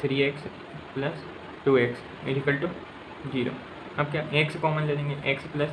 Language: Hindi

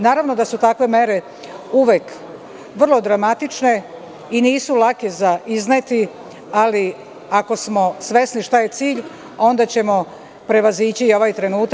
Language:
Serbian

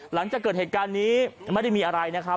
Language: Thai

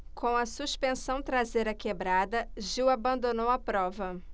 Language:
Portuguese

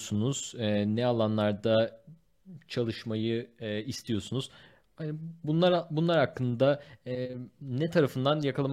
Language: Turkish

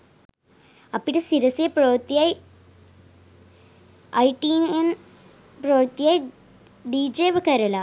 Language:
Sinhala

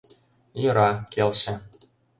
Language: Mari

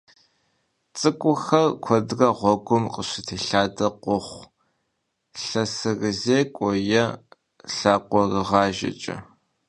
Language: Kabardian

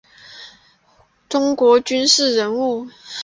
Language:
Chinese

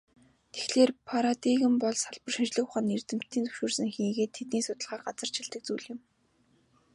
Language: Mongolian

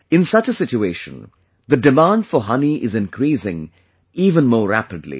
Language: English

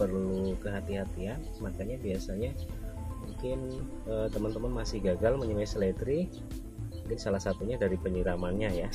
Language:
Indonesian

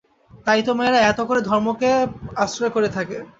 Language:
Bangla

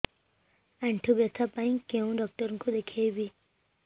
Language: Odia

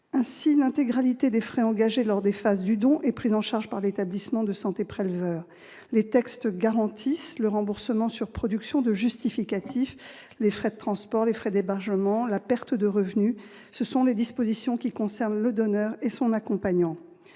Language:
French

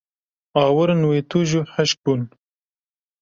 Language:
Kurdish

